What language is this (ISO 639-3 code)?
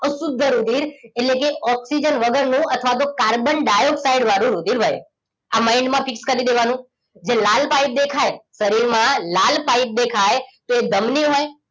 guj